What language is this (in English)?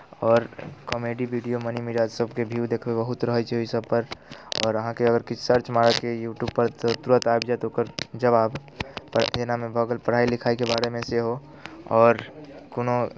Maithili